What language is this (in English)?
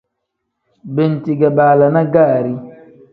Tem